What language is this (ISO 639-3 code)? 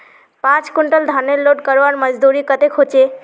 mag